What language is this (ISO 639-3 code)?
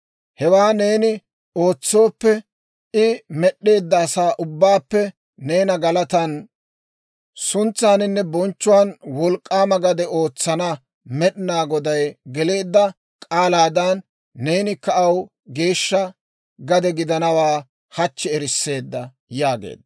dwr